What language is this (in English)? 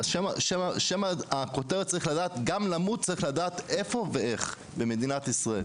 Hebrew